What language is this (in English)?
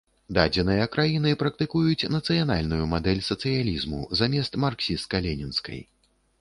Belarusian